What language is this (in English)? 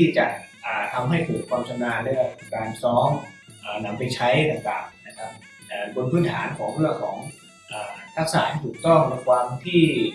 Thai